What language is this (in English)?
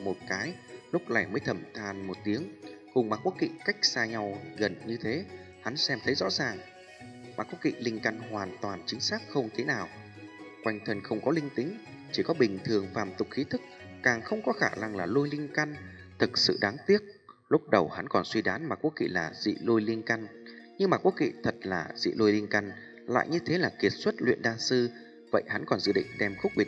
Vietnamese